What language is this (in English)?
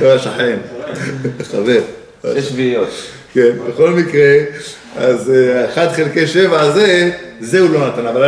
Hebrew